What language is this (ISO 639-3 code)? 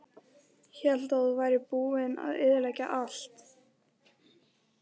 isl